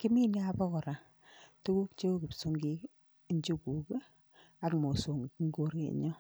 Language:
Kalenjin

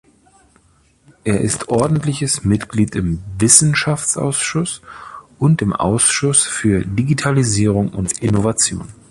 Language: German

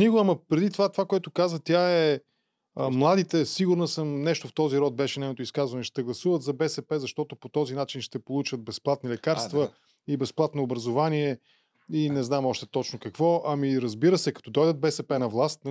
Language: Bulgarian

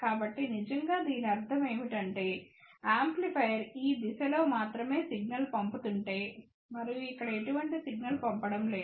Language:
Telugu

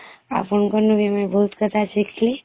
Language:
Odia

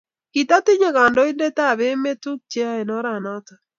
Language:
Kalenjin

